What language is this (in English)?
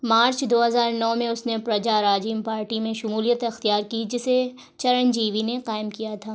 Urdu